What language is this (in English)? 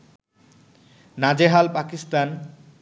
Bangla